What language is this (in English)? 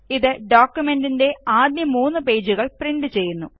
Malayalam